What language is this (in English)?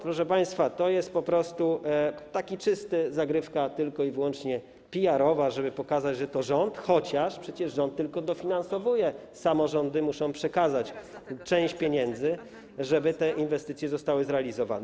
Polish